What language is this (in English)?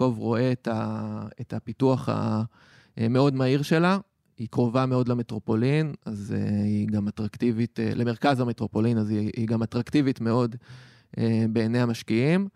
Hebrew